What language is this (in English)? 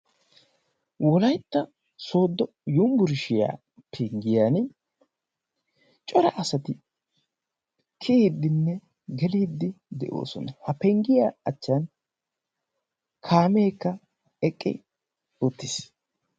Wolaytta